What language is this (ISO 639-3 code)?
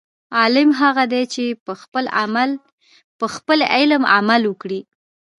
pus